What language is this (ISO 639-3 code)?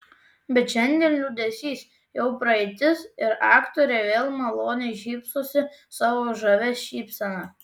lit